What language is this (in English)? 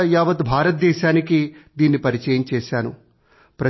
Telugu